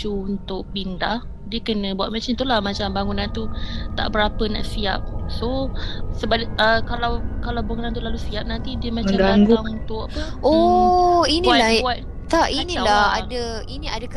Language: Malay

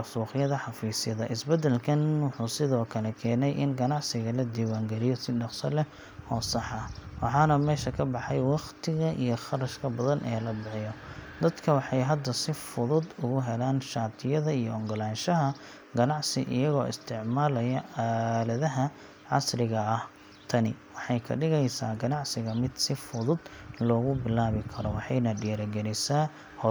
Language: Somali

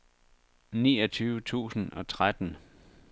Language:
Danish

